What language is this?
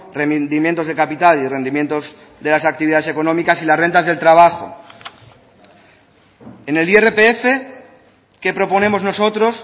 Spanish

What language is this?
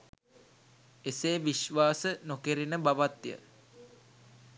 Sinhala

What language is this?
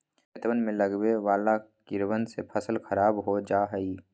Magahi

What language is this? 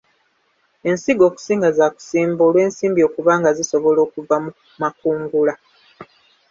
Ganda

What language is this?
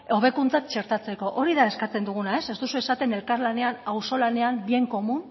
Basque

